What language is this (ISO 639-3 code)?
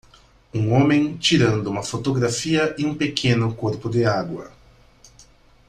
por